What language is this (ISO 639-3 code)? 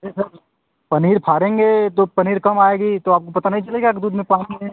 hin